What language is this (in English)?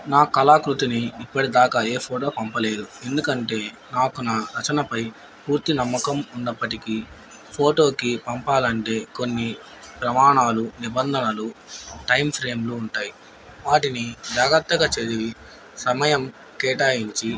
Telugu